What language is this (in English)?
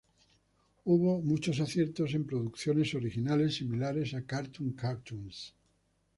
Spanish